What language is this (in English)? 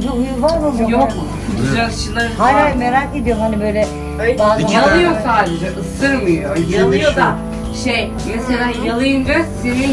Turkish